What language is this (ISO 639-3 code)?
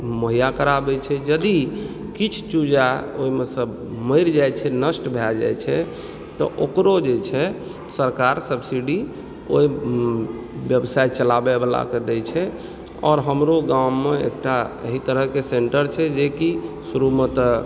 mai